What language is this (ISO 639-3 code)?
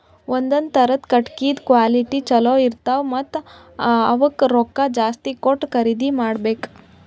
kan